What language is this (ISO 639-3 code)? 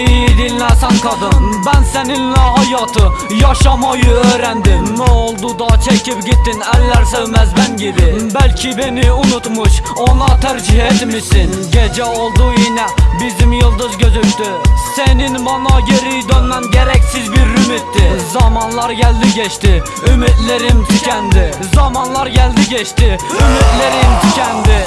por